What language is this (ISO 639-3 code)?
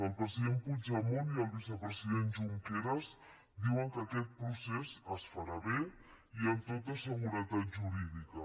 cat